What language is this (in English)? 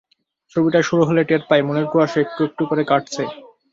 Bangla